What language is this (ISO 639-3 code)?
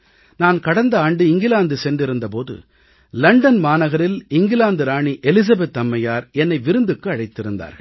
tam